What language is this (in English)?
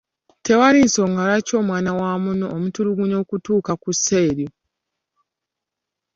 Ganda